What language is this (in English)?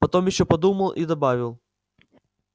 Russian